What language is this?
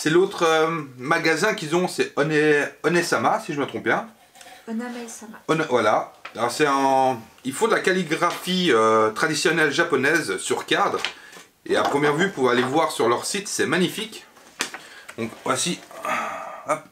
French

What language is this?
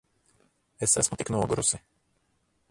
Latvian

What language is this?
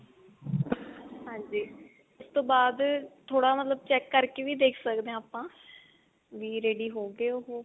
Punjabi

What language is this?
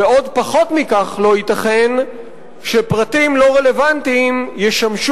Hebrew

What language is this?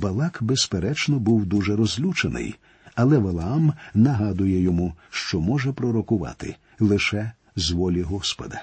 Ukrainian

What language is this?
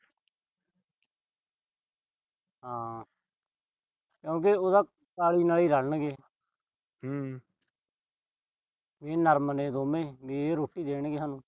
Punjabi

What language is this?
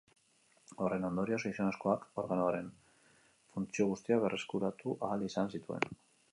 Basque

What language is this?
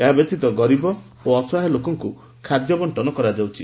Odia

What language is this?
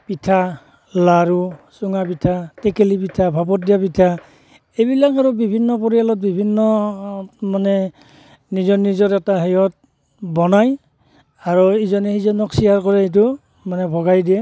Assamese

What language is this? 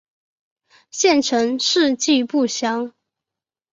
Chinese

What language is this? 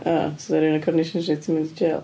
Welsh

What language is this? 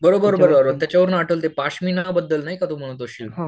Marathi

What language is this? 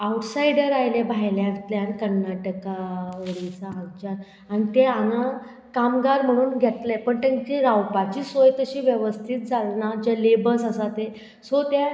Konkani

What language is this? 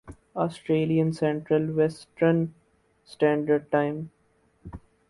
Urdu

